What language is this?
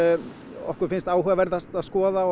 Icelandic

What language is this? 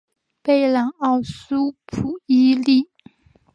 Chinese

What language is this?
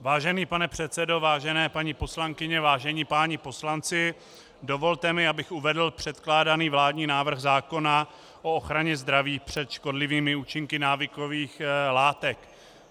Czech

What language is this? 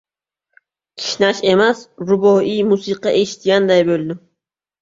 Uzbek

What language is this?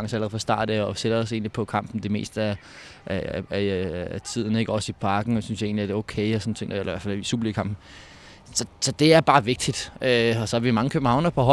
Danish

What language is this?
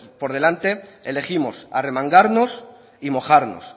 Spanish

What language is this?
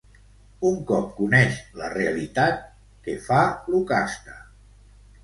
Catalan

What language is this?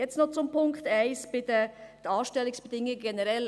Swiss German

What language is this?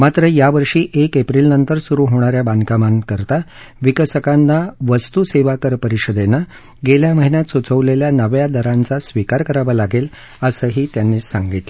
Marathi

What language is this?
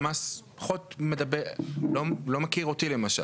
Hebrew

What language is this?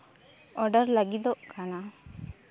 Santali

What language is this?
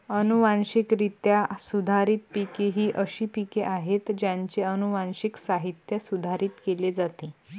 Marathi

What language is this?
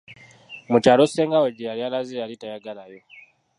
Ganda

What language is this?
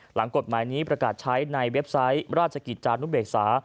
Thai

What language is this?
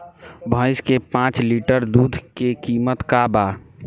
Bhojpuri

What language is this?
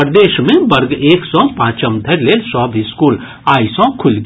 Maithili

